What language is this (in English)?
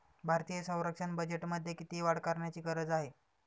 Marathi